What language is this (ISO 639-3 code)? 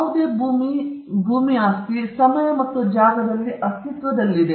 kan